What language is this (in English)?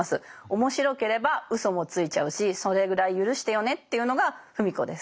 Japanese